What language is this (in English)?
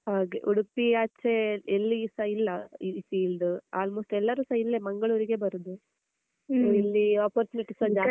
Kannada